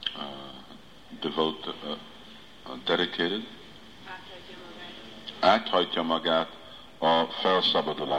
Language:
Hungarian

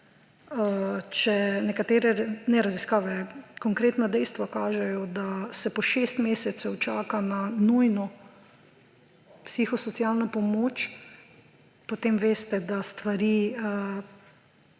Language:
Slovenian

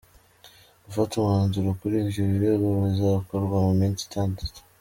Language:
Kinyarwanda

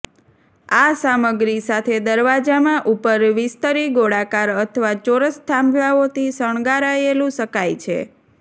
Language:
Gujarati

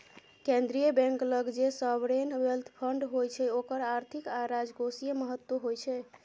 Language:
Maithili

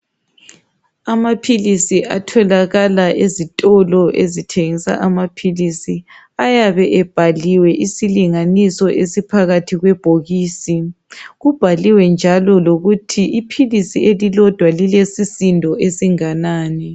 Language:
North Ndebele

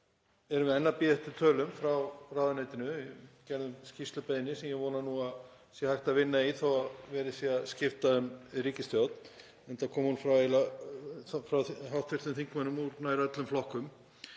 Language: Icelandic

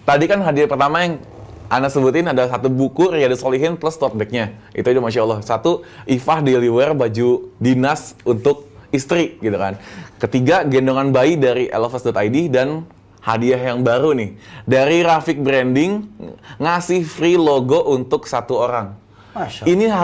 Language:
Indonesian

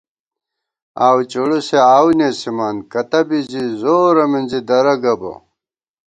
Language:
Gawar-Bati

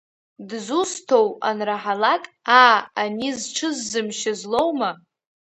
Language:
Abkhazian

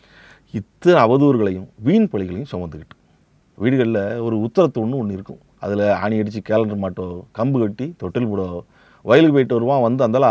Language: Tamil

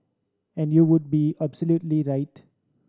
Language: English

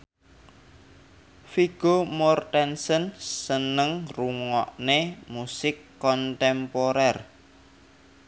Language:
Javanese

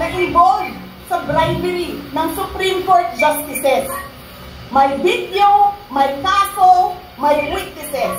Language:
Filipino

